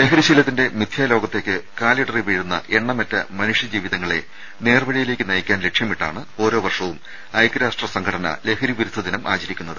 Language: Malayalam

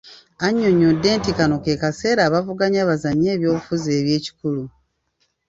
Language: Ganda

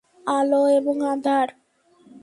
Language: Bangla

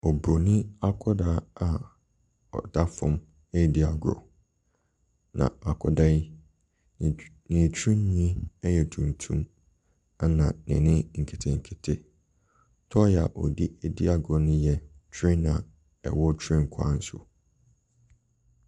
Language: Akan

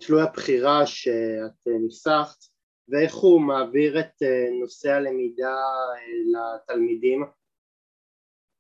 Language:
Hebrew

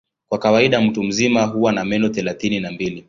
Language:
Swahili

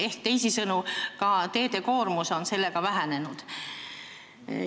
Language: Estonian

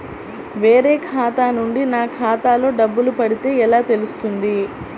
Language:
Telugu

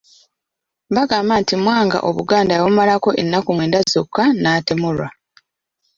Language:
Ganda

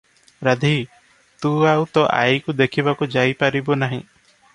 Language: Odia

